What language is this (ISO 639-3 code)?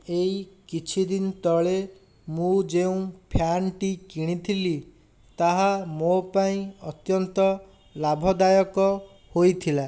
ori